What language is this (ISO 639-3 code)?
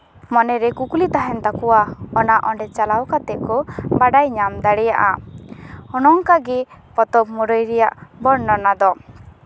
sat